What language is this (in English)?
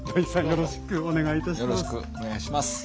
Japanese